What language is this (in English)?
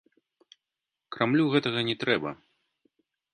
Belarusian